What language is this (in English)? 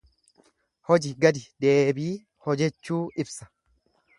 Oromo